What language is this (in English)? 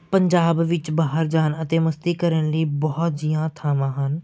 Punjabi